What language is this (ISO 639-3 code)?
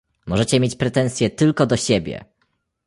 pol